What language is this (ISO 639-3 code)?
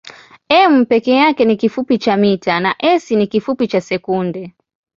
swa